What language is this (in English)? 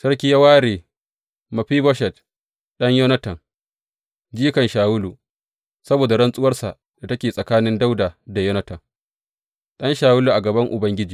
Hausa